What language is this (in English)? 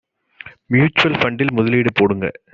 Tamil